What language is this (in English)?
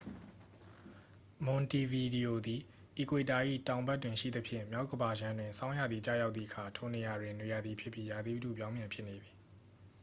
Burmese